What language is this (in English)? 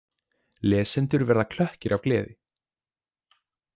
Icelandic